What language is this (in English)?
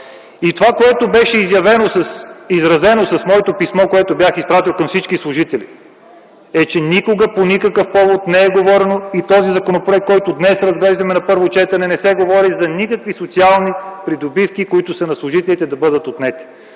Bulgarian